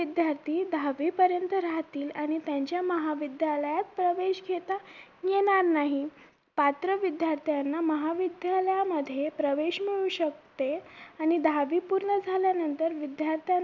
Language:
Marathi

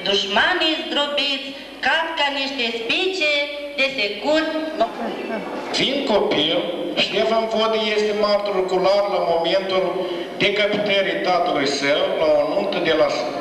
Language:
Romanian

